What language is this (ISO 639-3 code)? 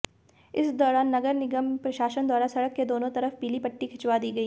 hin